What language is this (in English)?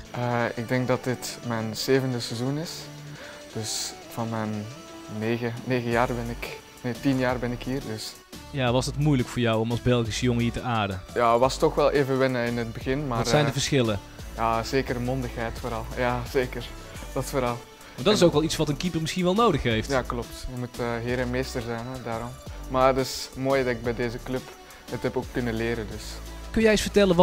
Dutch